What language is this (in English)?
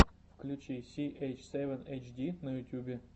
Russian